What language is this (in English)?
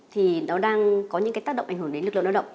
Vietnamese